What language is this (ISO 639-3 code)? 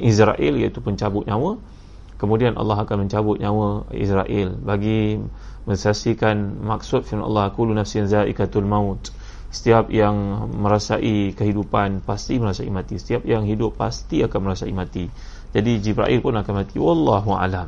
msa